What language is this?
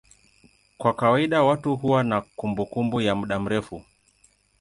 Swahili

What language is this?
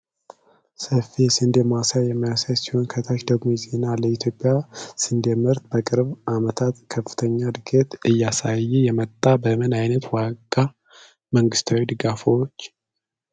Amharic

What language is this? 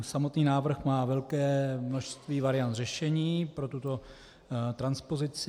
Czech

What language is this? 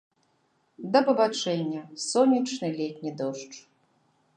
Belarusian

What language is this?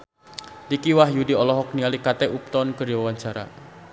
Sundanese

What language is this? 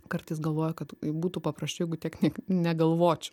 Lithuanian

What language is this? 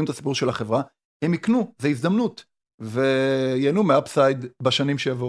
Hebrew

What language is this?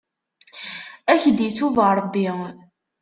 Kabyle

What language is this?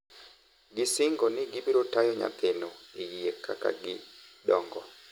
Luo (Kenya and Tanzania)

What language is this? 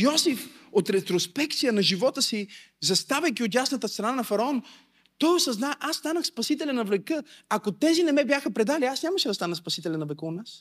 Bulgarian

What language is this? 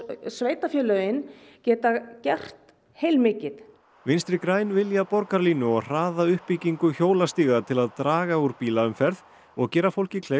Icelandic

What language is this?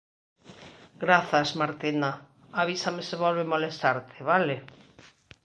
Galician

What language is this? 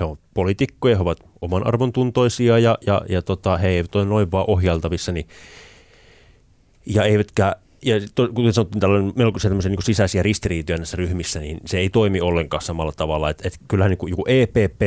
Finnish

